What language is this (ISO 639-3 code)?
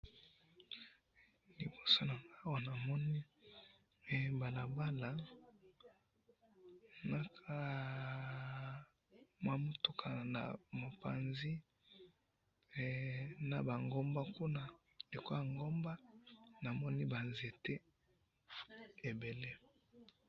lin